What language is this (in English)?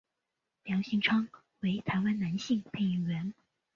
Chinese